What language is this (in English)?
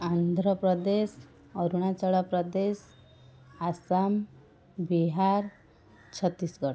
Odia